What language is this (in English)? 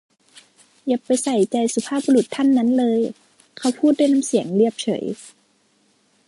Thai